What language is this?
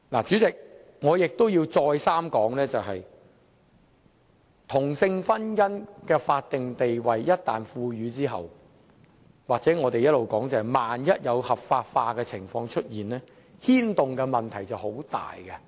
Cantonese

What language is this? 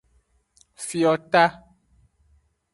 Aja (Benin)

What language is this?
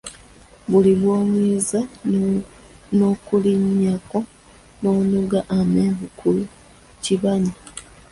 Ganda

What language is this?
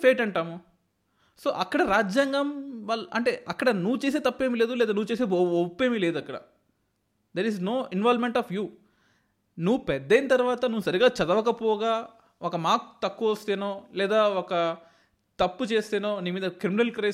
Telugu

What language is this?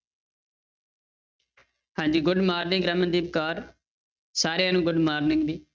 Punjabi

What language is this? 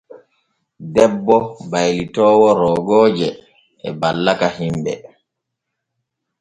Borgu Fulfulde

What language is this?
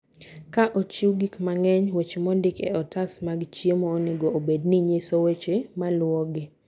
Luo (Kenya and Tanzania)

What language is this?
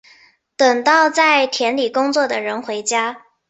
Chinese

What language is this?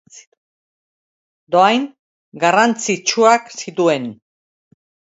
Basque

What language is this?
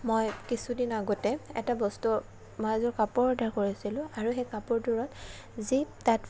Assamese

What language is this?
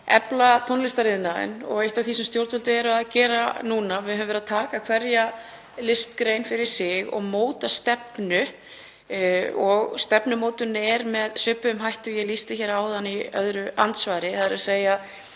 Icelandic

